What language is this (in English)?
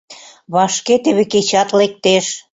Mari